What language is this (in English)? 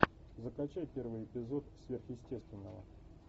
Russian